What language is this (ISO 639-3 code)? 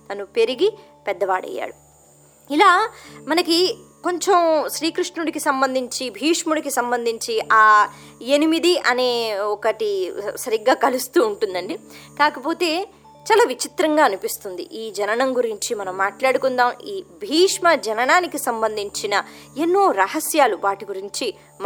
tel